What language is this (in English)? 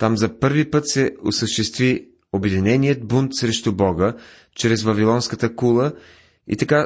Bulgarian